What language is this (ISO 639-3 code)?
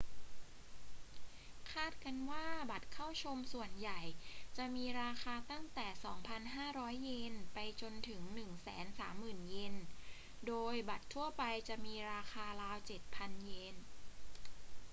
tha